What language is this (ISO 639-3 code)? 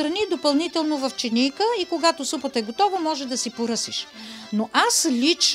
bul